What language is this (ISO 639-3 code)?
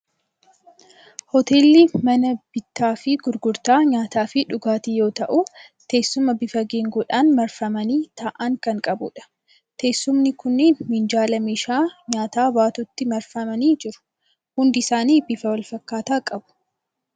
orm